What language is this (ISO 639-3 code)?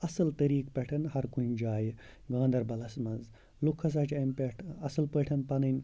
kas